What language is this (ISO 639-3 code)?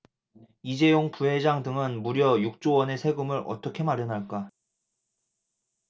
kor